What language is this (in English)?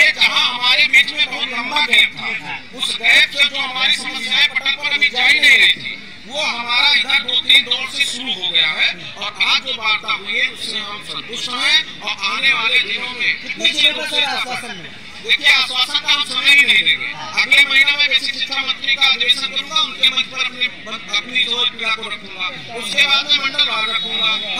Hindi